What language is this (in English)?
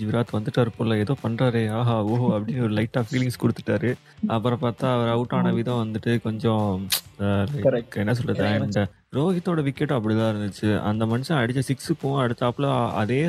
Tamil